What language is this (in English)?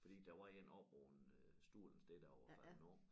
Danish